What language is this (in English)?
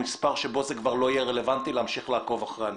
Hebrew